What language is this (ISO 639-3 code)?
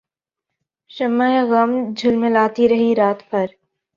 urd